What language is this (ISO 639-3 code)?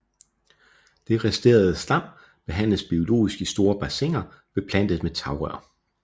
dan